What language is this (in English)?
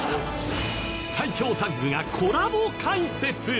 Japanese